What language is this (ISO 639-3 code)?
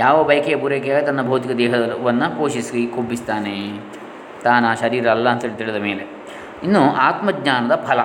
kan